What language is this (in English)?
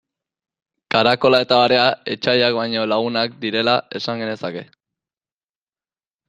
Basque